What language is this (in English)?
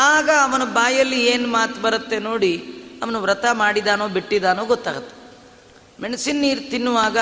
Kannada